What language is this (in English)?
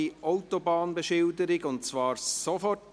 Swiss German